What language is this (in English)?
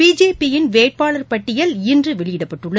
Tamil